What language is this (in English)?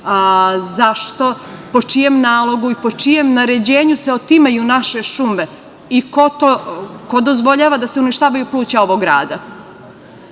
Serbian